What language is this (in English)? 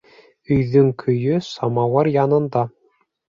Bashkir